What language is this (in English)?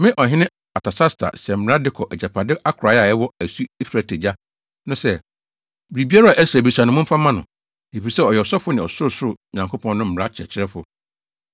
Akan